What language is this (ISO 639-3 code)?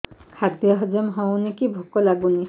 ori